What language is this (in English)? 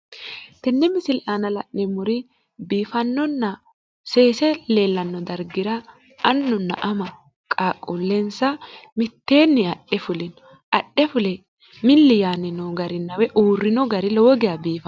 Sidamo